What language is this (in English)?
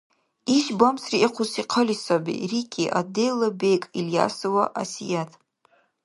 Dargwa